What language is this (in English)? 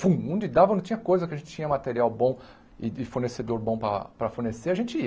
Portuguese